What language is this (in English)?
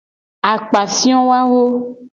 Gen